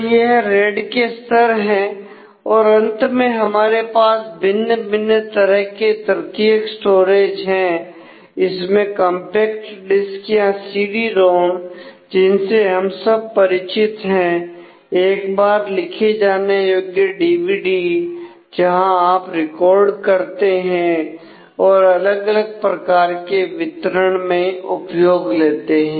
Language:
Hindi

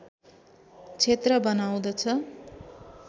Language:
Nepali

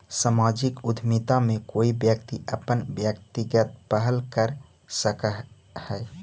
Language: Magahi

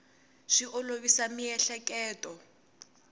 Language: Tsonga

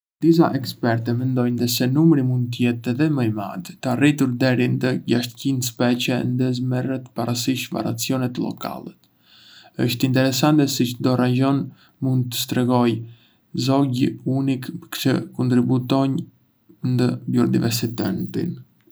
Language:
Arbëreshë Albanian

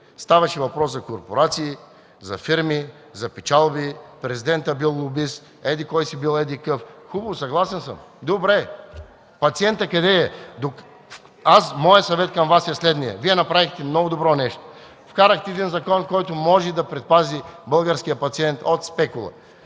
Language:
Bulgarian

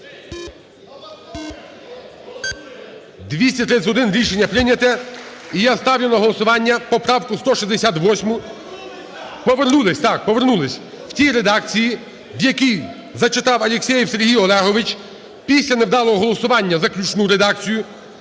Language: Ukrainian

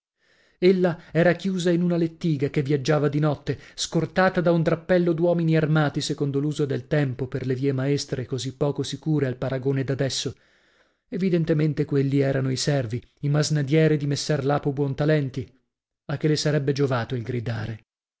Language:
Italian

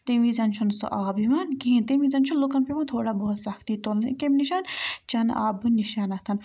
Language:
Kashmiri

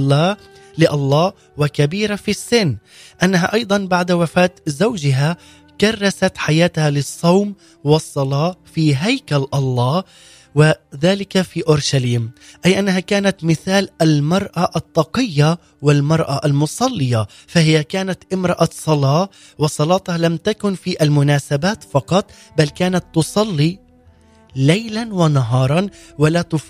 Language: Arabic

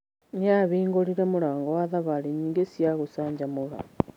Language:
Kikuyu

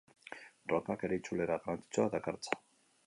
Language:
Basque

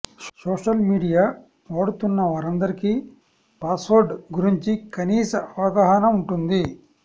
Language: Telugu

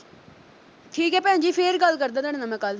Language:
Punjabi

